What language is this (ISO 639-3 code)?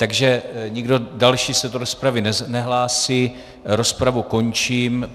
ces